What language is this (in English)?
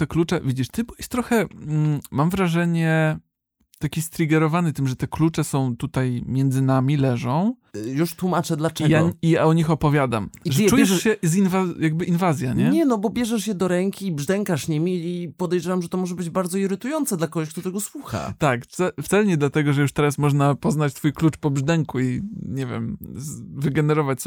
Polish